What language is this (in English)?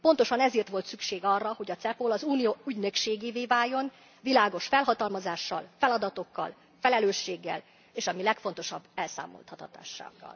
Hungarian